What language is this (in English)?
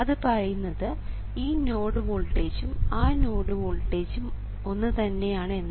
Malayalam